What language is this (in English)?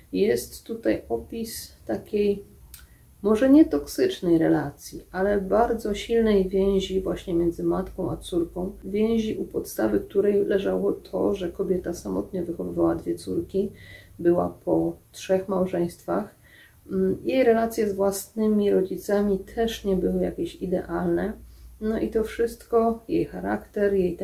Polish